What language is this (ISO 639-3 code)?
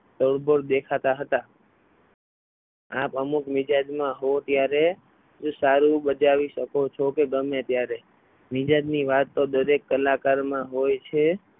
guj